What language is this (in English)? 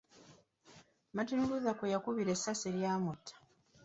Ganda